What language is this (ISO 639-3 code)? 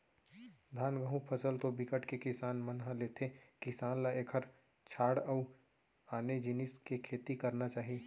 hne